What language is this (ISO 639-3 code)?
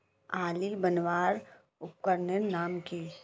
mag